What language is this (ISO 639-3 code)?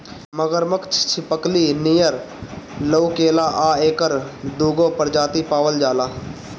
bho